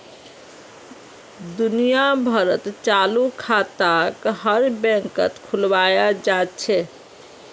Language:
Magahi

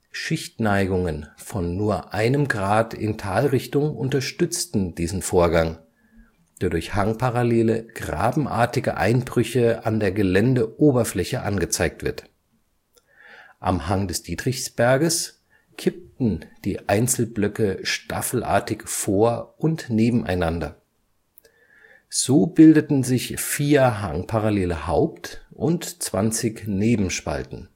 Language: German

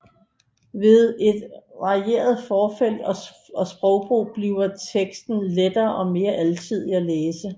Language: Danish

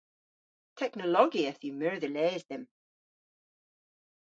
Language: Cornish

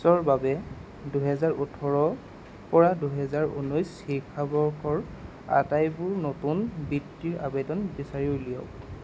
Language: Assamese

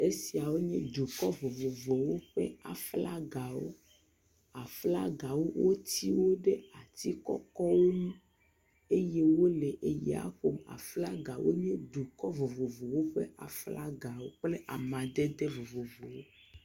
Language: Ewe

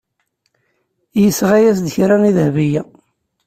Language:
Kabyle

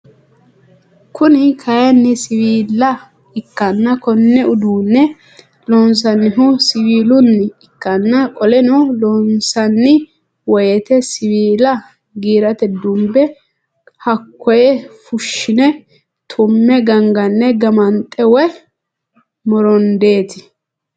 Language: Sidamo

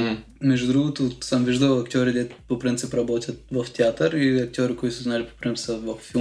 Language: Bulgarian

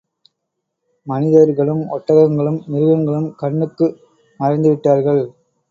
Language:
Tamil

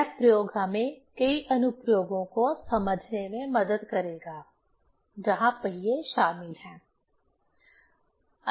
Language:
Hindi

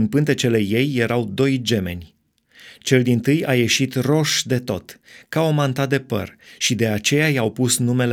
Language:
Romanian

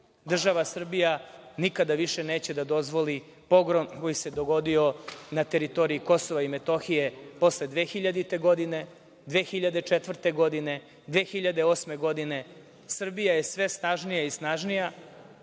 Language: Serbian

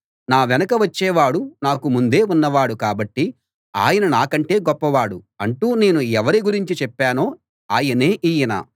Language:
Telugu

